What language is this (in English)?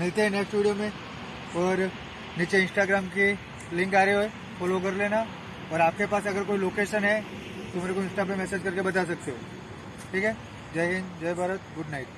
Hindi